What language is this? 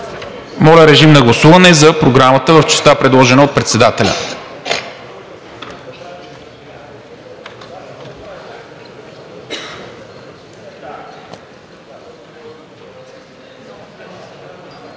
Bulgarian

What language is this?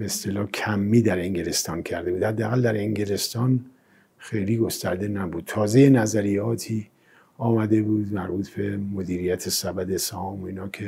Persian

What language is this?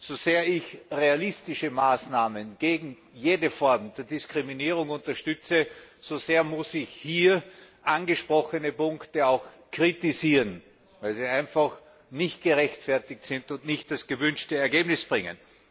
German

